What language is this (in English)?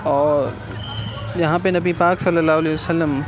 Urdu